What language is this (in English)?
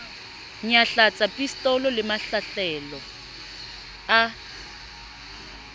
Southern Sotho